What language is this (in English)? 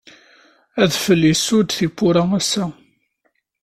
Kabyle